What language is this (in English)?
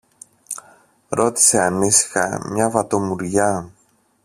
Greek